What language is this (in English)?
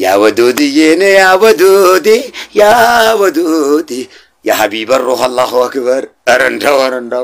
Arabic